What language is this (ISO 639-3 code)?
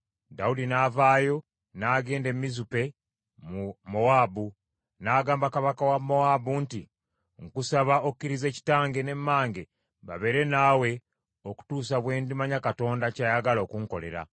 lug